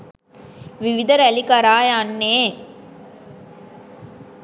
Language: Sinhala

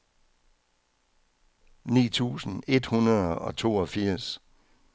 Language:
Danish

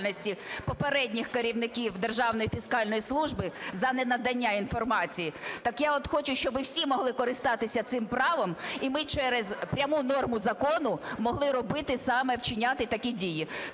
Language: Ukrainian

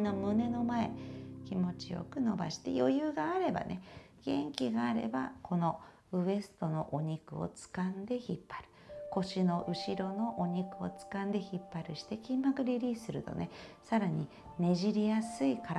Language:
Japanese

